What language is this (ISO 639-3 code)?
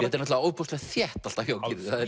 isl